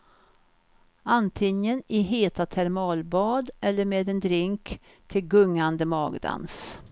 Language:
Swedish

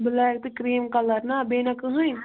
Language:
Kashmiri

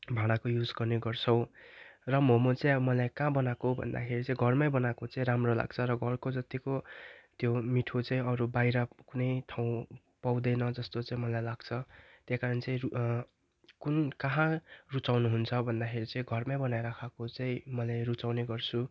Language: Nepali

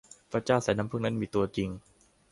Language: Thai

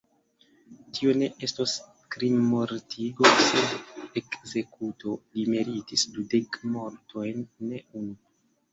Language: Esperanto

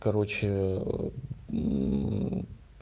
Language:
Russian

